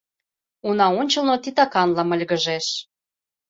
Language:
Mari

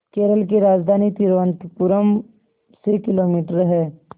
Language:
Hindi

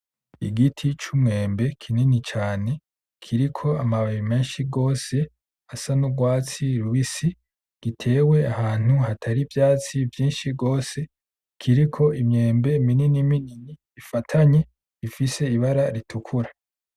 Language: Rundi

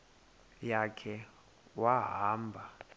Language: Xhosa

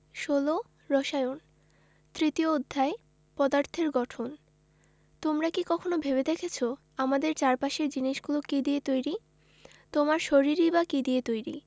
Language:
Bangla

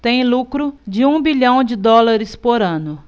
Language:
Portuguese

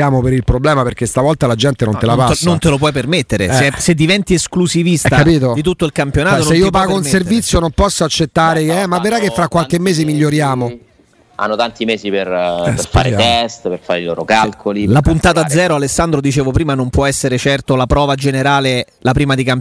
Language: Italian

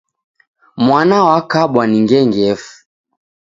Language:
Taita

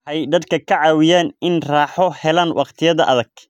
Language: Somali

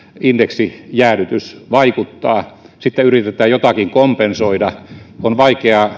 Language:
Finnish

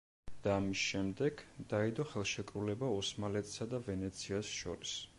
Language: Georgian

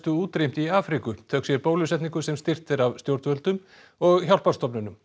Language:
Icelandic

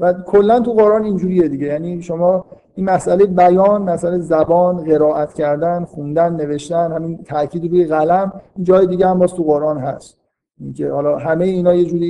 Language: Persian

